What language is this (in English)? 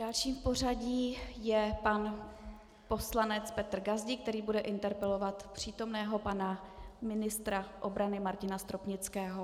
Czech